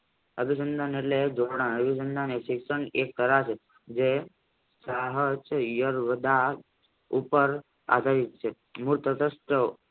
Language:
Gujarati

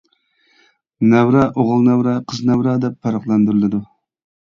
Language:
Uyghur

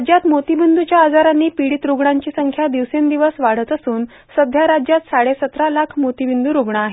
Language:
Marathi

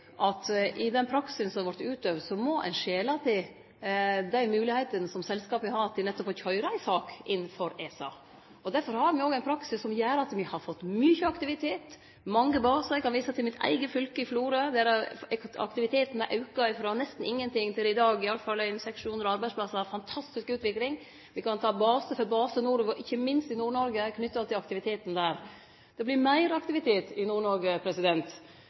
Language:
Norwegian Nynorsk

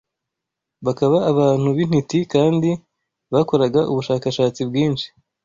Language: Kinyarwanda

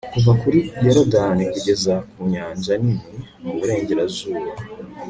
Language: Kinyarwanda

